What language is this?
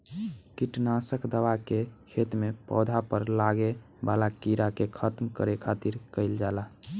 Bhojpuri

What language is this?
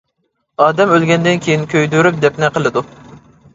Uyghur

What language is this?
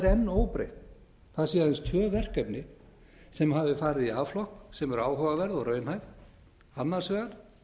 Icelandic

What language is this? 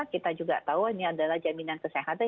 Indonesian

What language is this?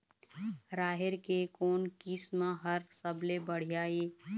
Chhattisgarhi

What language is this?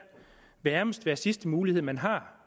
Danish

